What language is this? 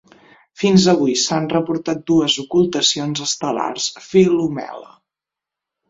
Catalan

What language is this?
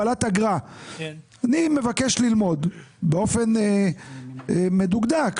Hebrew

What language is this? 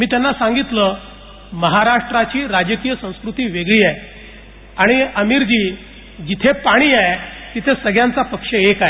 Marathi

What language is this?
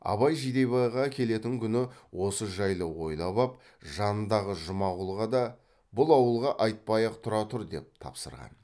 Kazakh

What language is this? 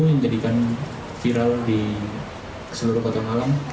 Indonesian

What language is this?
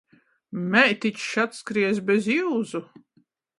Latgalian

